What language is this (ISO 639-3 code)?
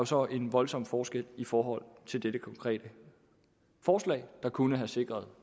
dan